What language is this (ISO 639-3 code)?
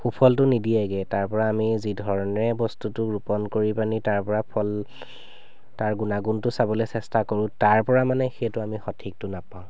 asm